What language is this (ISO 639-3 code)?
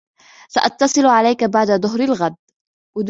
ara